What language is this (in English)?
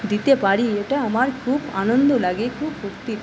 Bangla